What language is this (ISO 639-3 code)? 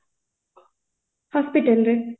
ori